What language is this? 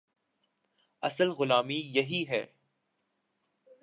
Urdu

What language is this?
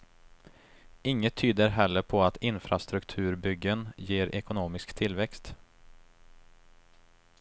Swedish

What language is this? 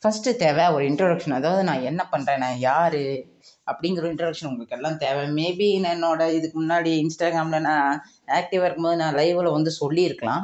Tamil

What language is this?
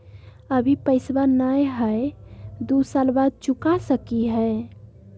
Magahi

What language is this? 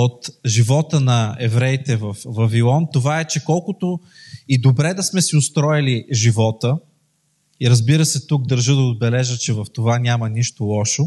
Bulgarian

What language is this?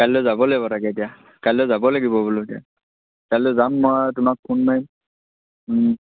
Assamese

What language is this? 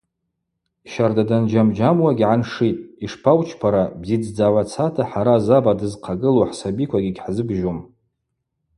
Abaza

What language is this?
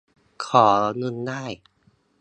Thai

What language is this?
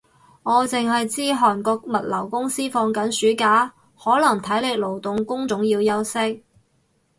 Cantonese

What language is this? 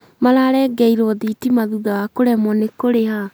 Kikuyu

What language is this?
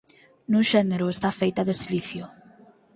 Galician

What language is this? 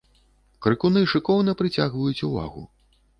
Belarusian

